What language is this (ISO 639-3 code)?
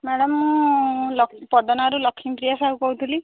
ori